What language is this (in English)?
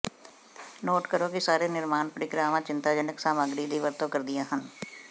Punjabi